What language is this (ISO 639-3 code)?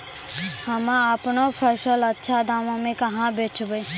mai